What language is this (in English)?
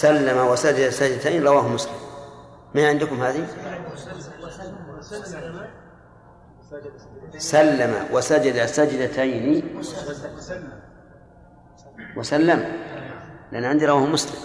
Arabic